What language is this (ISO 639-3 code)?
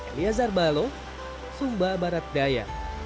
ind